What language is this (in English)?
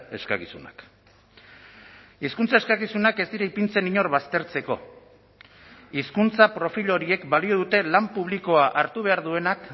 Basque